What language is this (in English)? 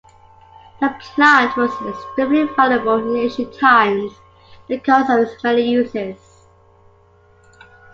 English